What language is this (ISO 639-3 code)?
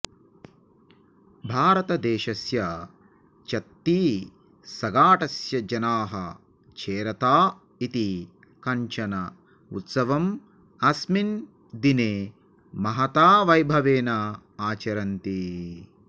san